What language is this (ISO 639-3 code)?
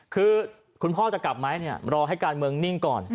tha